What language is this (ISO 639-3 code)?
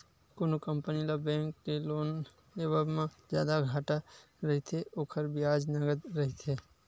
hne